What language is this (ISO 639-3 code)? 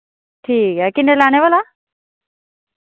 doi